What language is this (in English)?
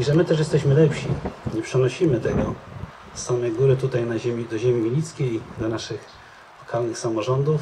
Polish